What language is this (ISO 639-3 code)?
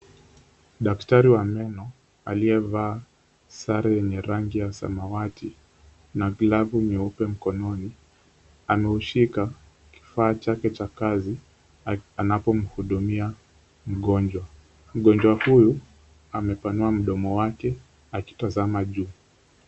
swa